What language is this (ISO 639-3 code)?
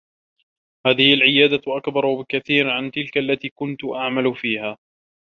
ara